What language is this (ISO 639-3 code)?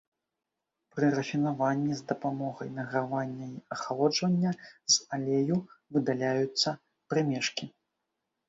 bel